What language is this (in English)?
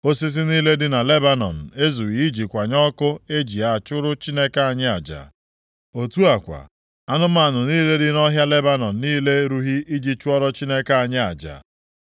Igbo